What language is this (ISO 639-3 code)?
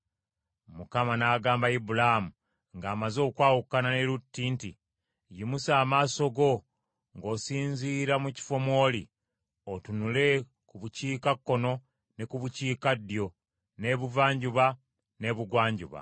lug